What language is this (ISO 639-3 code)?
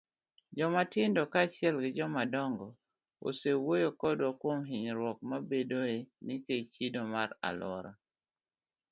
luo